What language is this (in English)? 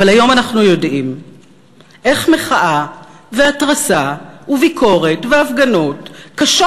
Hebrew